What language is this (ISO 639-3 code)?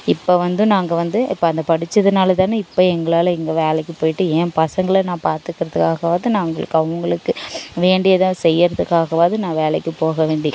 tam